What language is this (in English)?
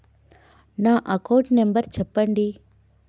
Telugu